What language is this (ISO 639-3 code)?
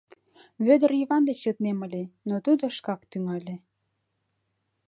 chm